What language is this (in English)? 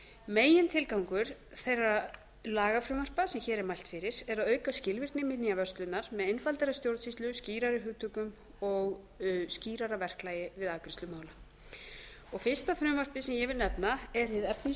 Icelandic